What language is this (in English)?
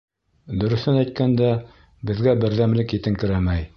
Bashkir